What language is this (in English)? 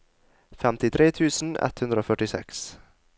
Norwegian